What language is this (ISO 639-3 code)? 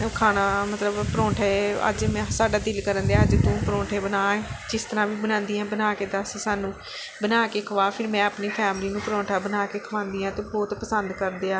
pan